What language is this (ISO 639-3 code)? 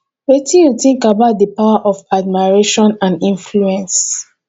pcm